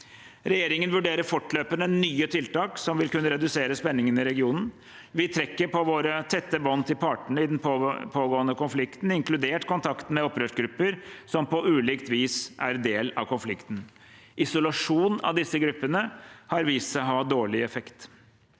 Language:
Norwegian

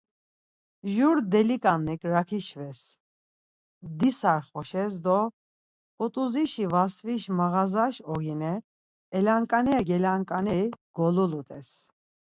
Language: Laz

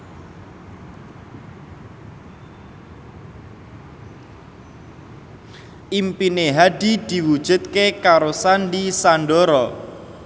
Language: Javanese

